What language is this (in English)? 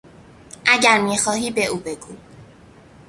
Persian